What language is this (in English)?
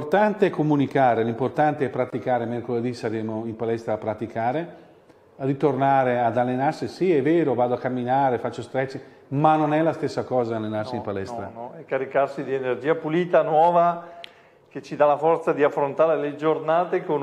Italian